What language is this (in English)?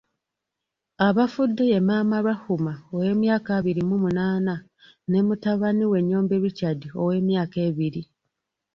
Ganda